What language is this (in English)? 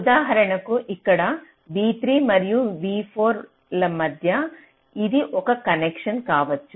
Telugu